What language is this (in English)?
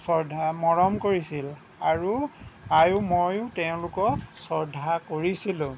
Assamese